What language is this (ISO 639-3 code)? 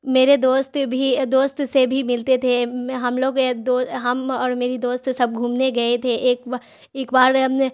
urd